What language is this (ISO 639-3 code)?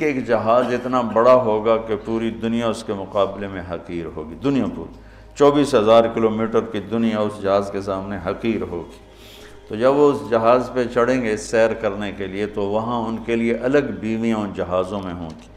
urd